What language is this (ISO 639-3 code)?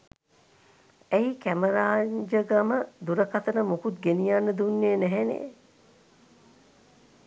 sin